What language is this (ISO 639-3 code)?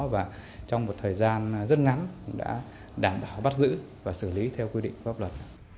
vie